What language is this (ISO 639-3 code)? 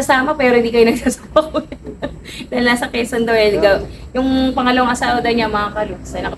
fil